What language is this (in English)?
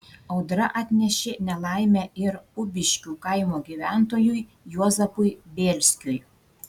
Lithuanian